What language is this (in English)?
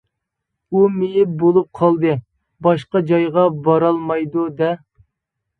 Uyghur